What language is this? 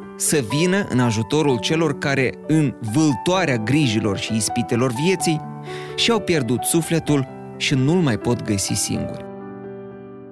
Romanian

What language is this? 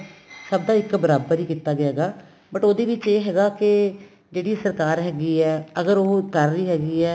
Punjabi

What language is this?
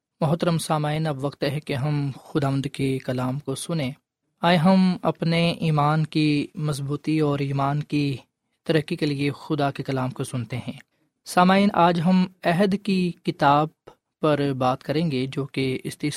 Urdu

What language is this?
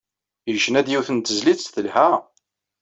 Kabyle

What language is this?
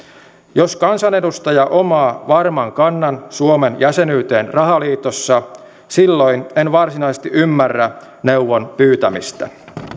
Finnish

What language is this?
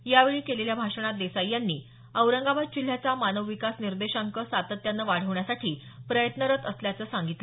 Marathi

